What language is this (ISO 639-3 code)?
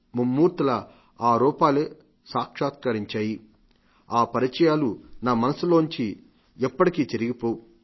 tel